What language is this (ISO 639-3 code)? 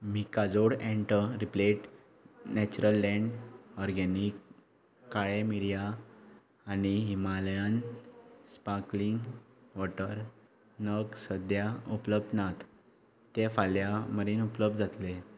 kok